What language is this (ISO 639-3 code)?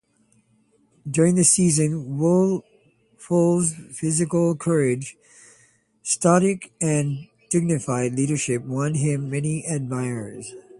eng